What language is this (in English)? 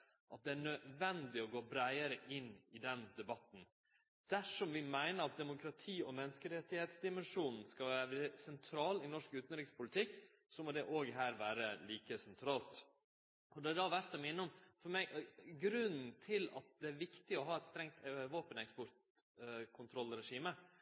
Norwegian Nynorsk